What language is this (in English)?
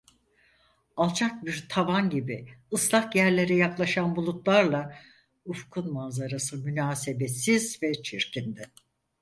Turkish